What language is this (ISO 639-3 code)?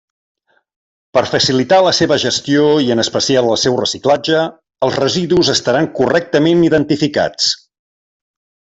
cat